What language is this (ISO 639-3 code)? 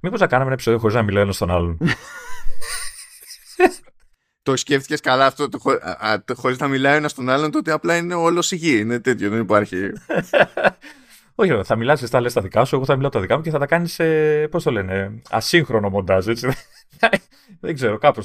ell